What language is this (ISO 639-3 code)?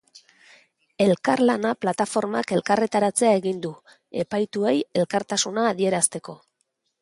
eus